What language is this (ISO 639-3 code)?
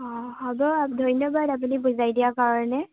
asm